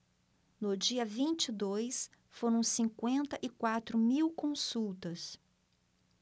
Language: Portuguese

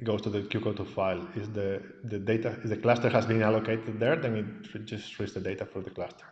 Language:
English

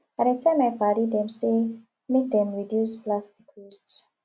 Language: Nigerian Pidgin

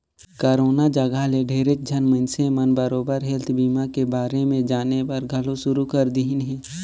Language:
Chhattisgarhi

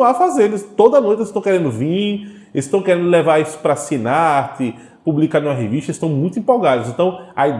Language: Portuguese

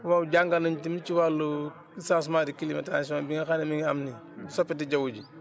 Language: Wolof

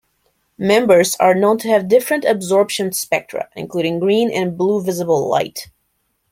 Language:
English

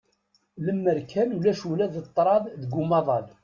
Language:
Kabyle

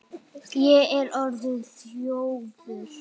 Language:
Icelandic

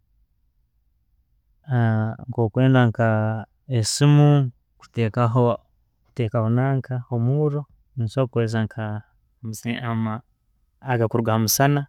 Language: Tooro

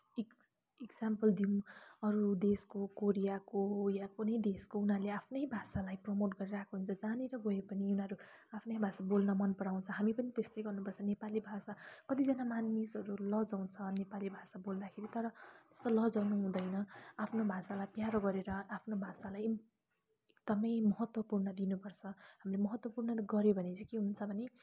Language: Nepali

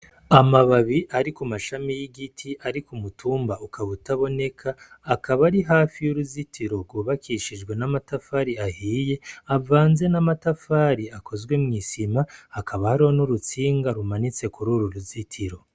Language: Rundi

